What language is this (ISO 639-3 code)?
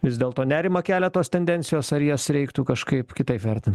lit